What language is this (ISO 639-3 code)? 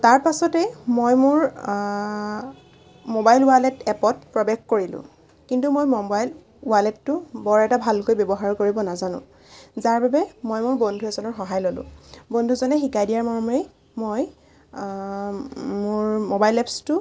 asm